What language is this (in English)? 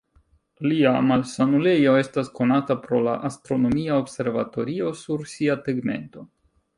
Esperanto